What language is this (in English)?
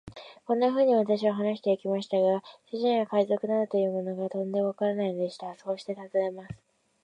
Japanese